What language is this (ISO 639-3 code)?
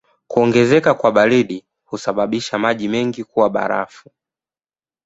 swa